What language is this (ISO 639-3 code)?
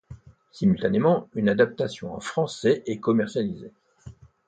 fra